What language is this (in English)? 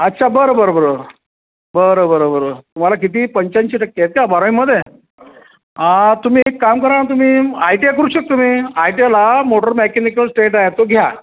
Marathi